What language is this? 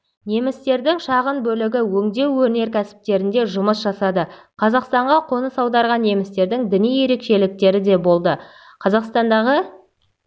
Kazakh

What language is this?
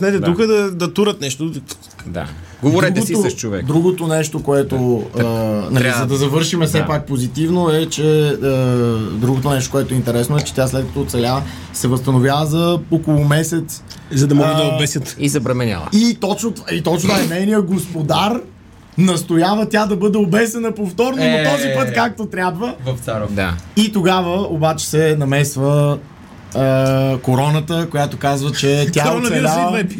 Bulgarian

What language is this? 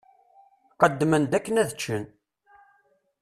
Kabyle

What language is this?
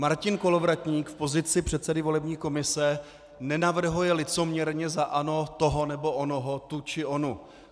Czech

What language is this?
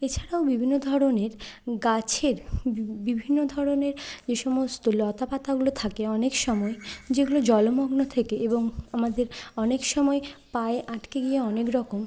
Bangla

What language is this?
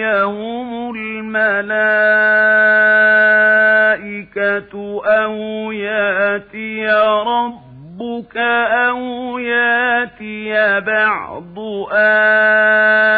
Arabic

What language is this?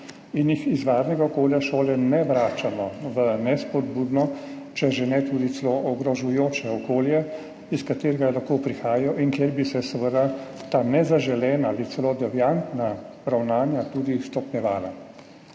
Slovenian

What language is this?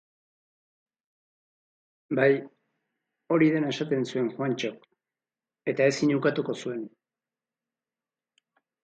Basque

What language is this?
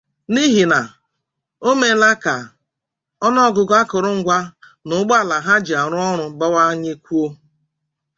Igbo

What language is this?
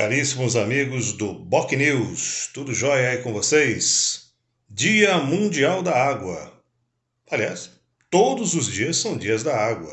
Portuguese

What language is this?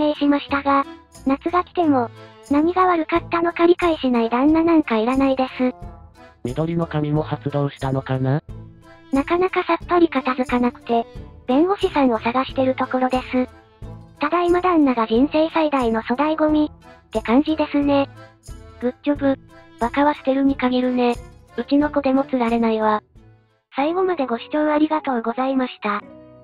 Japanese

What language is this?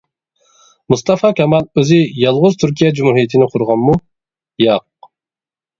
Uyghur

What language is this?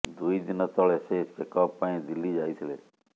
Odia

